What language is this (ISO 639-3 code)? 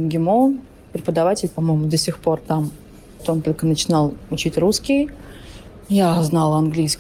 rus